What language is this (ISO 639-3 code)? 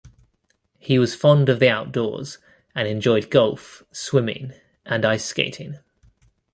eng